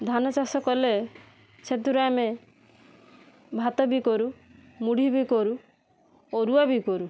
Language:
Odia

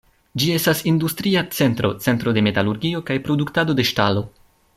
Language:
Esperanto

